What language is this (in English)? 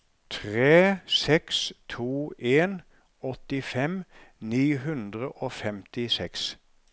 Norwegian